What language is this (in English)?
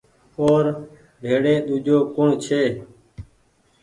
Goaria